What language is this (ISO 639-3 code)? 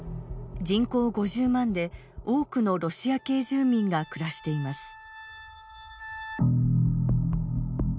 jpn